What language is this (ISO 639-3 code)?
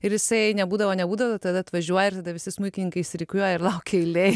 lit